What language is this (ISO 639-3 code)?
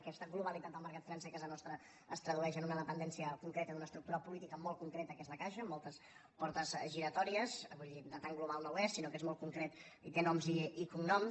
cat